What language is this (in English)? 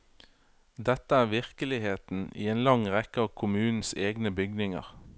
Norwegian